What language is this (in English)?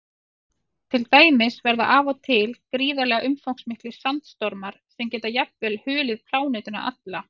Icelandic